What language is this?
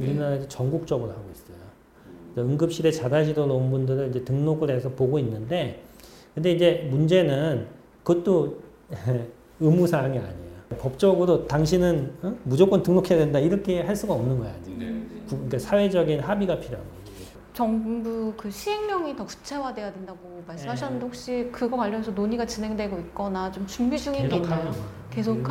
Korean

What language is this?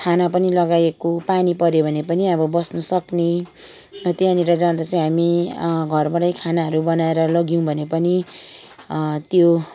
Nepali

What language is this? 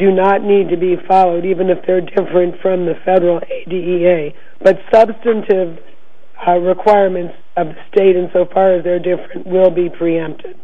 English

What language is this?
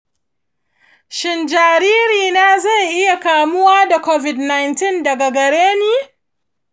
Hausa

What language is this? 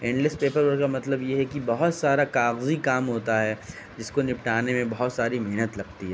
Urdu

